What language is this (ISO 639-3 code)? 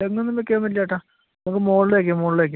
mal